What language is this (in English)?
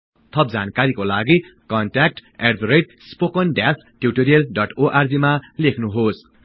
Nepali